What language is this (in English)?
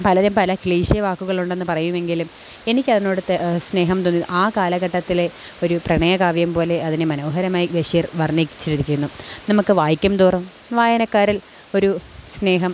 Malayalam